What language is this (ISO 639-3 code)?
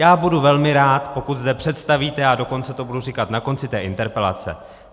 ces